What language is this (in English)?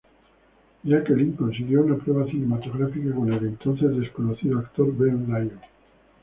Spanish